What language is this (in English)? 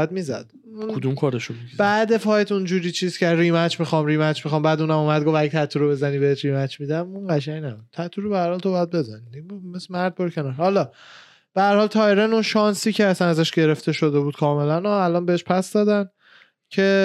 Persian